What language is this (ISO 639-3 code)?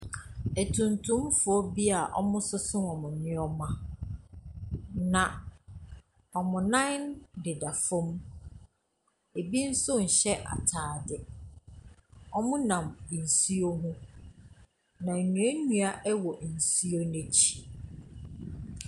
aka